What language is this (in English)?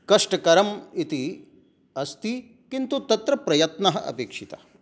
Sanskrit